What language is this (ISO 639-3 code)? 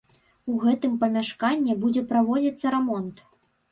bel